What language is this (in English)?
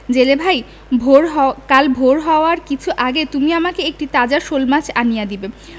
Bangla